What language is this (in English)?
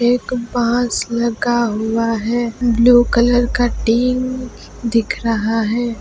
Hindi